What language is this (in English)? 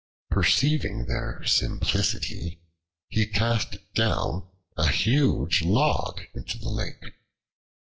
English